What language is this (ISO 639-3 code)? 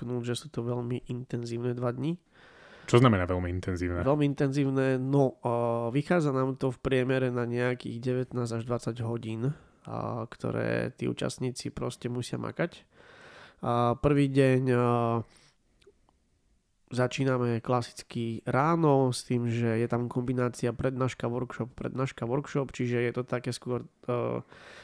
slk